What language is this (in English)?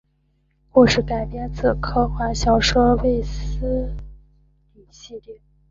Chinese